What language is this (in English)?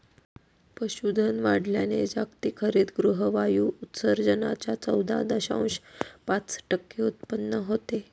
Marathi